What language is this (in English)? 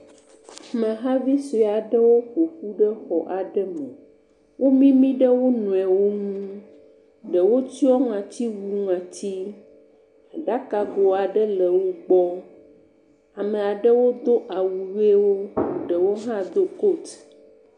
Ewe